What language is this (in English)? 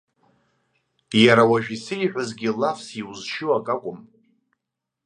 Abkhazian